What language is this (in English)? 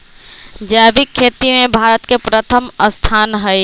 Magahi